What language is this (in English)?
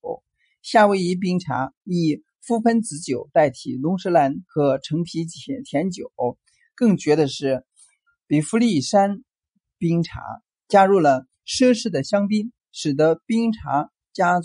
Chinese